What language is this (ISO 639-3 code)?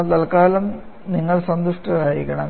mal